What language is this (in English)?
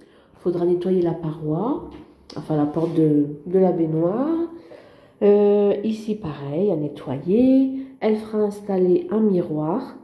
French